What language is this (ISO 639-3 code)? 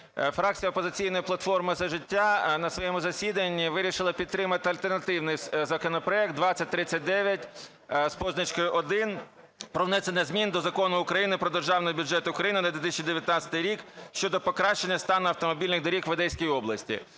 ukr